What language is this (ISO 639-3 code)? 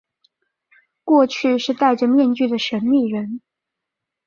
zho